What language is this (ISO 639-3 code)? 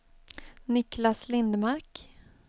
swe